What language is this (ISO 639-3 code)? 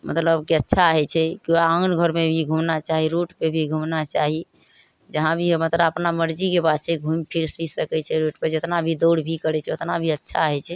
mai